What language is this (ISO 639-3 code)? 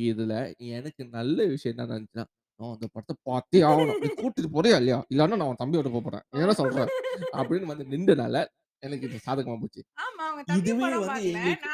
tam